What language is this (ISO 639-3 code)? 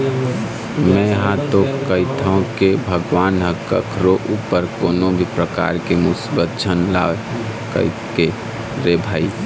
hne